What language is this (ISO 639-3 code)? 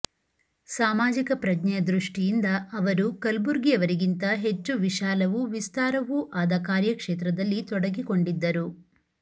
kan